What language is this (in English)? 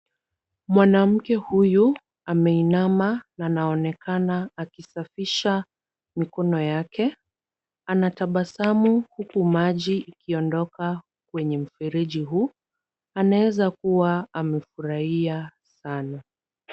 Swahili